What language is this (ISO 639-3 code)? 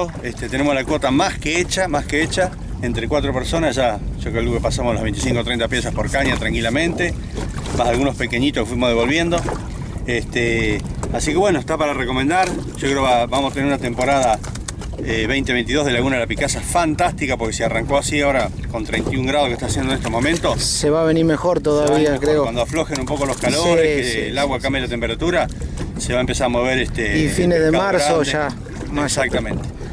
spa